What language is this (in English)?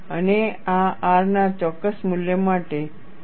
Gujarati